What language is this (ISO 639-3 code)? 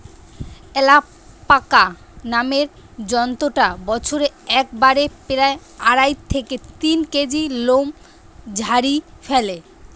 ben